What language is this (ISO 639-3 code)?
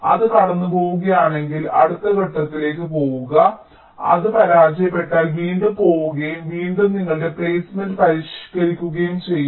mal